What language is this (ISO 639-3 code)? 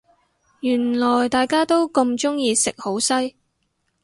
yue